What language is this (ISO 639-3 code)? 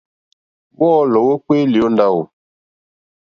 bri